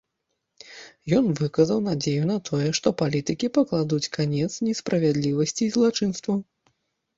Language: Belarusian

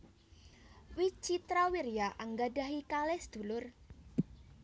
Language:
Javanese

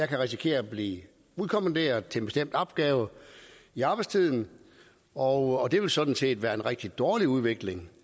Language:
Danish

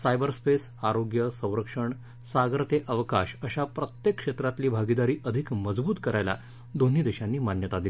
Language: Marathi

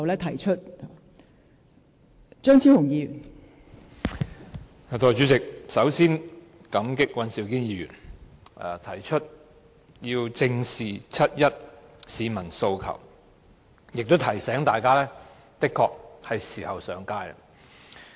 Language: Cantonese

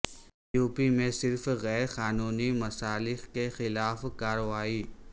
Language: Urdu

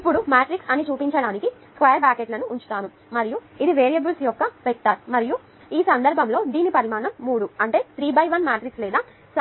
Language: Telugu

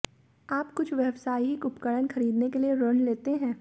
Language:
Hindi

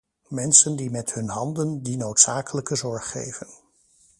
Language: Dutch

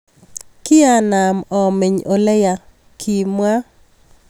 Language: Kalenjin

